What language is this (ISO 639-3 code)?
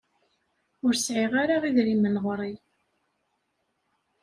kab